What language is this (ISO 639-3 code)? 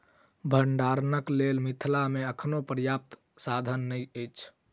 mai